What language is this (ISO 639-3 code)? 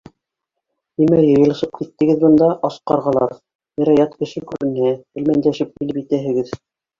bak